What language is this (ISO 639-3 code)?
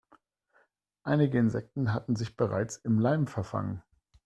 deu